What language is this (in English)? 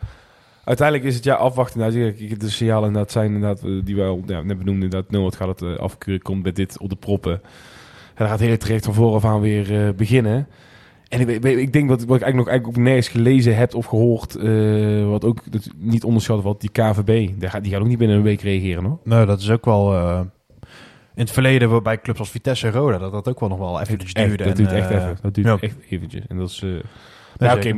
Dutch